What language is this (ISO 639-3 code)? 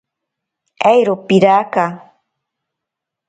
prq